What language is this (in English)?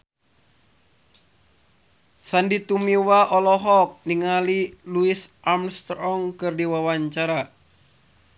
Sundanese